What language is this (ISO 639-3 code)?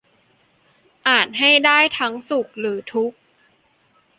tha